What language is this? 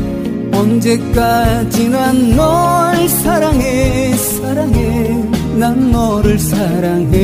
Korean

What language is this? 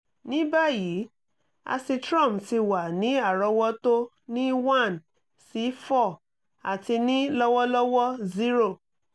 Yoruba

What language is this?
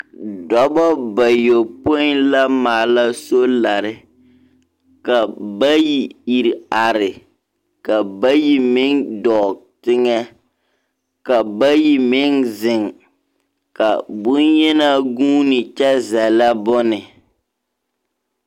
Southern Dagaare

